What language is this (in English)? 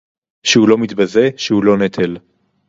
Hebrew